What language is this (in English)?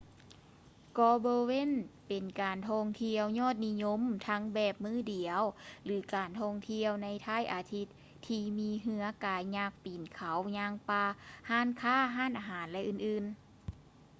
Lao